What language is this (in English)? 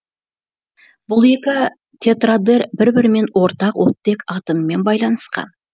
Kazakh